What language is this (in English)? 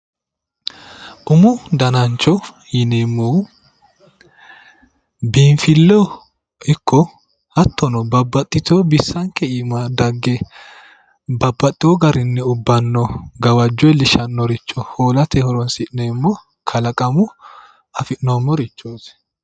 Sidamo